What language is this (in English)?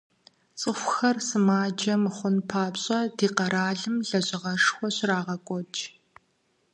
Kabardian